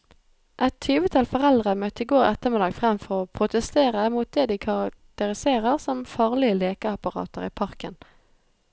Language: Norwegian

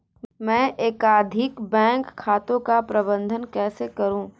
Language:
Hindi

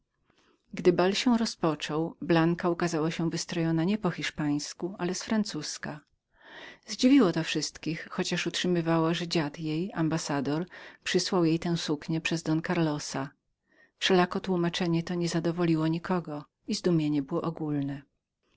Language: Polish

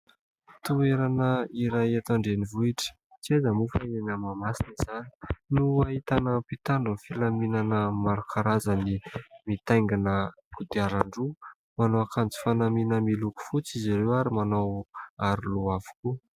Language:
Malagasy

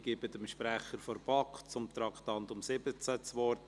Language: Swiss German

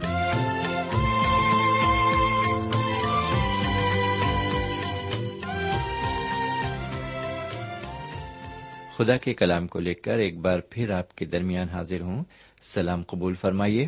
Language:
Urdu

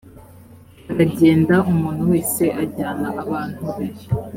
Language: Kinyarwanda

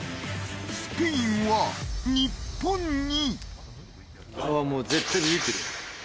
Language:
Japanese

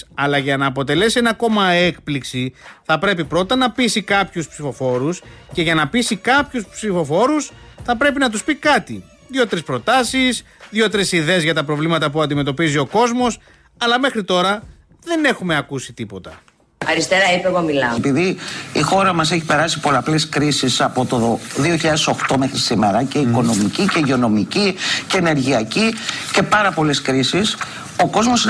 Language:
Greek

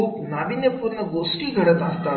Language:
Marathi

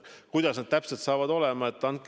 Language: Estonian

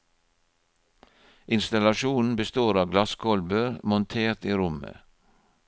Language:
Norwegian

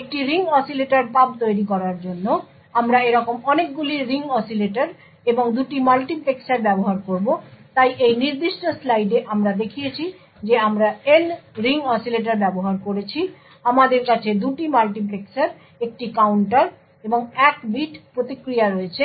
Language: Bangla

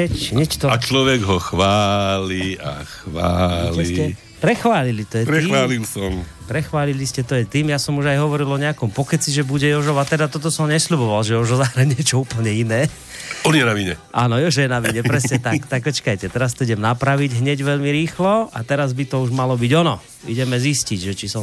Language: Slovak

